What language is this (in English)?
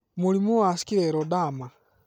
Kikuyu